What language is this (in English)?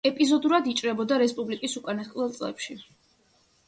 Georgian